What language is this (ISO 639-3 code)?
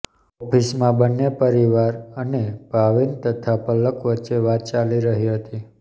guj